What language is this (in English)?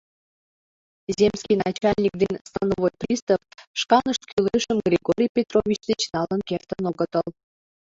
Mari